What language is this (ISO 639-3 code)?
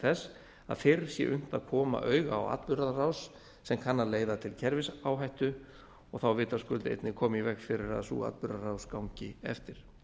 isl